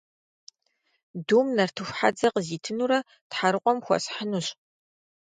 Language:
Kabardian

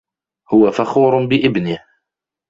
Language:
Arabic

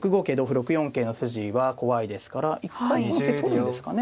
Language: Japanese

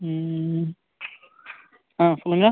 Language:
Tamil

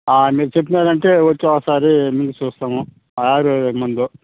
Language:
Telugu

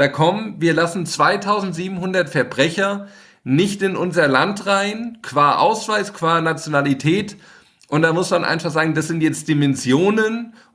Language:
German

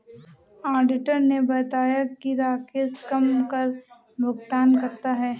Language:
Hindi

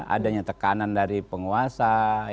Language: Indonesian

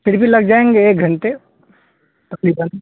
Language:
Urdu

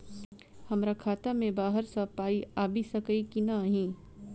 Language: Maithili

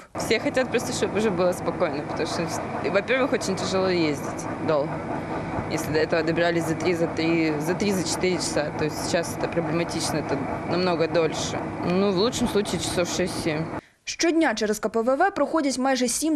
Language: Ukrainian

